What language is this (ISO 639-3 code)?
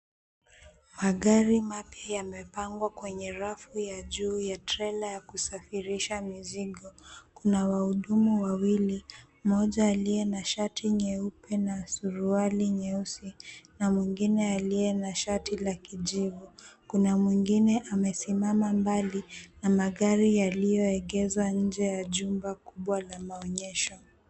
swa